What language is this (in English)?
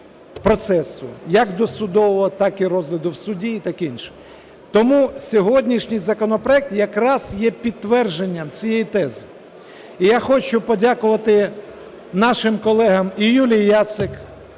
Ukrainian